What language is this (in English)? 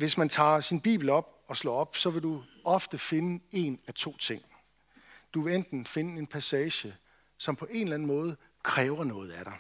Danish